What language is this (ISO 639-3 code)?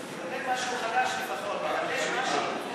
heb